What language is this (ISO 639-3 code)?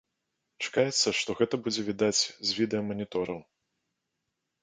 bel